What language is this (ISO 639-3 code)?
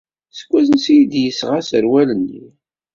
kab